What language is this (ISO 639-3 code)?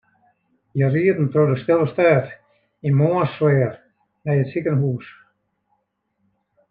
fry